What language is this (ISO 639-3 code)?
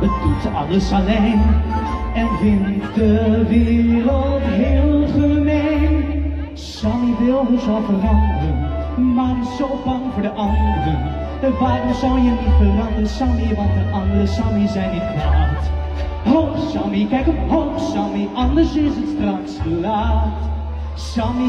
nld